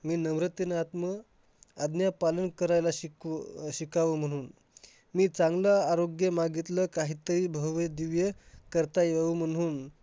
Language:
Marathi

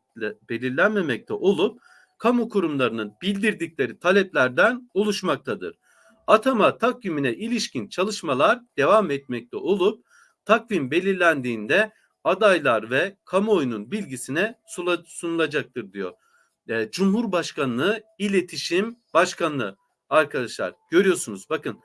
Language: Turkish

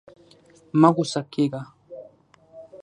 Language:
Pashto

